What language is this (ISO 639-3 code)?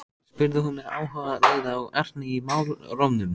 isl